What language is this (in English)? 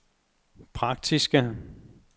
Danish